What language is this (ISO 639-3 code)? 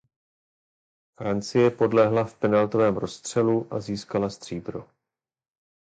ces